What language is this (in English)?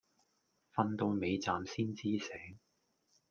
Cantonese